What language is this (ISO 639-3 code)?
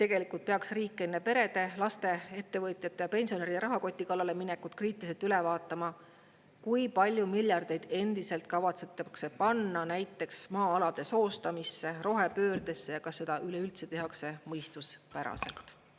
est